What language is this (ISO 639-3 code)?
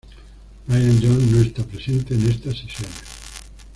spa